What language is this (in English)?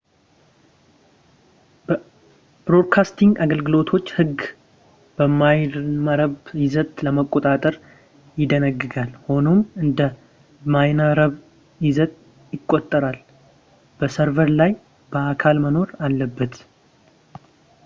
Amharic